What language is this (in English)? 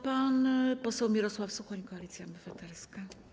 Polish